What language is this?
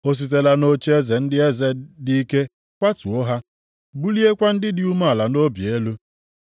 Igbo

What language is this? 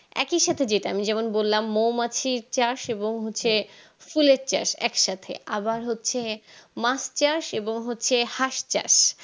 Bangla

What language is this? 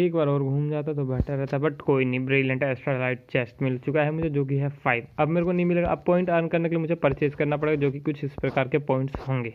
Hindi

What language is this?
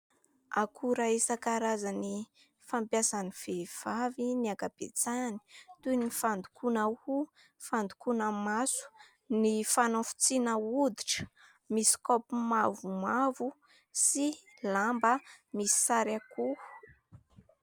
Malagasy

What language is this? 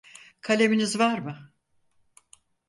Turkish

